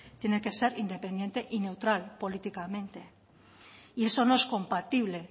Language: Spanish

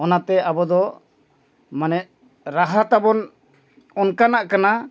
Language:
Santali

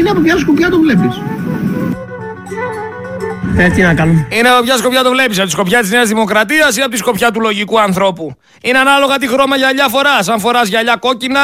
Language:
Greek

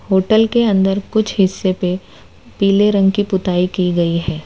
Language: Hindi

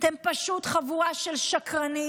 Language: Hebrew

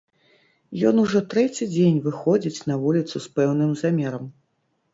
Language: Belarusian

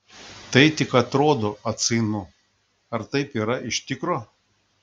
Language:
Lithuanian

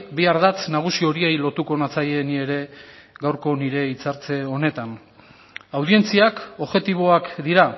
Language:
Basque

